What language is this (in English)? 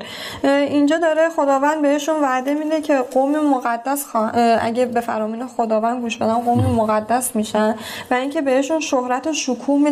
Persian